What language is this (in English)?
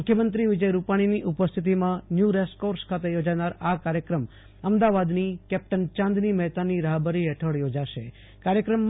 Gujarati